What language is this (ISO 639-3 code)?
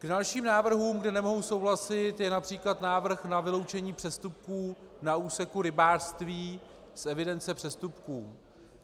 ces